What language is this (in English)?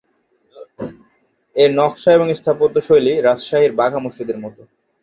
Bangla